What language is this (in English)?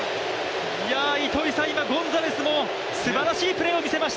Japanese